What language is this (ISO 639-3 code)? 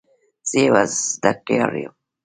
pus